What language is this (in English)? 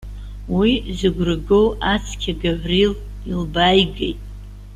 Abkhazian